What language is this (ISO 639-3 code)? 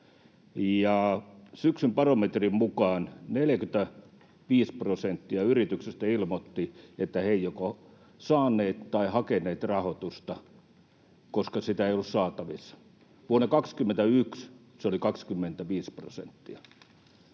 fin